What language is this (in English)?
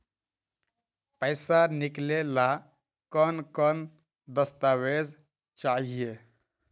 Magahi